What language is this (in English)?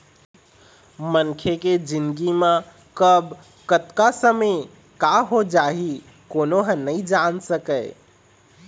Chhattisgarhi